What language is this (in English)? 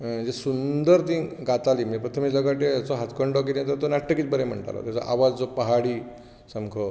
Konkani